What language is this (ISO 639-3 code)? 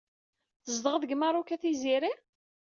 kab